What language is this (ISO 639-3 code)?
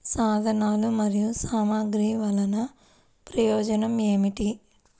tel